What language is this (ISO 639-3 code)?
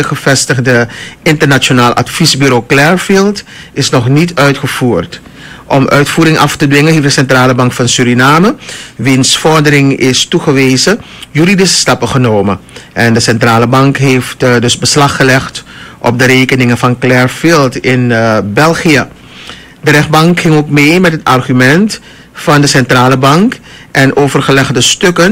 nld